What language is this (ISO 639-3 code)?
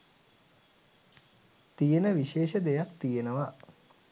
sin